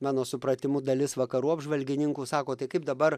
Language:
Lithuanian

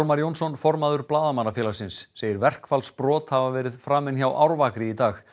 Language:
Icelandic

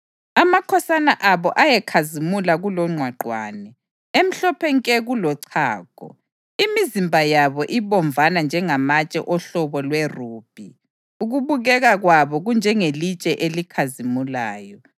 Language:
North Ndebele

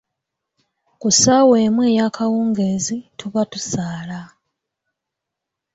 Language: Ganda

